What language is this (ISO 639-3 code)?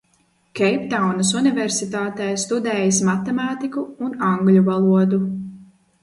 lav